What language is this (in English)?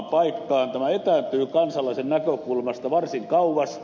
Finnish